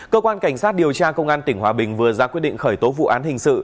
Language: Vietnamese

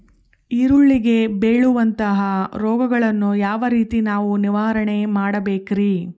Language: Kannada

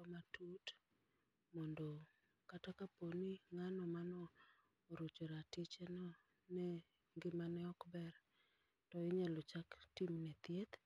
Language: Luo (Kenya and Tanzania)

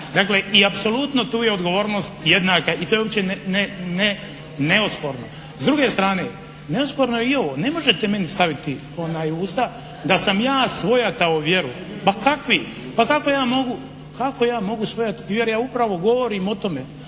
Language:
Croatian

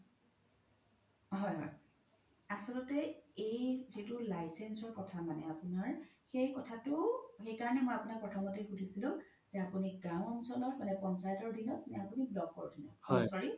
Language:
Assamese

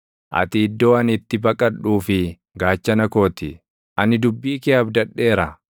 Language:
Oromo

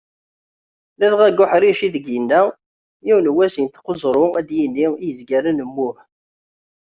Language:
Kabyle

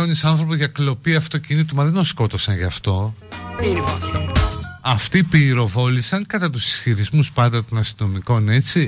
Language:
Greek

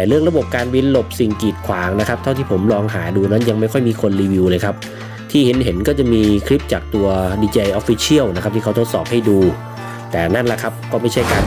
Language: Thai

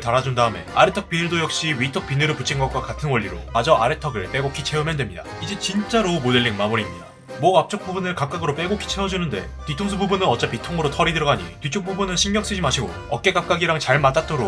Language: Korean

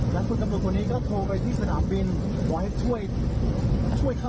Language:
Thai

